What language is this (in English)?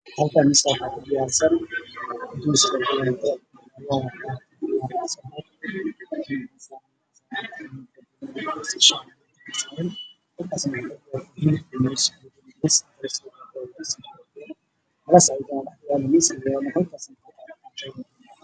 Somali